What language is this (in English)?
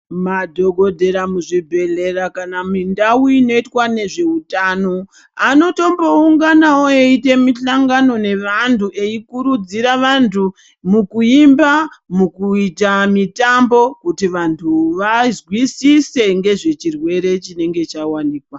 Ndau